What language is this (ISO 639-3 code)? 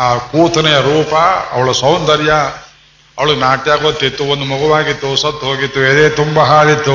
kan